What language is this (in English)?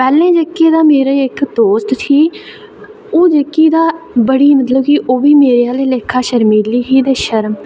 Dogri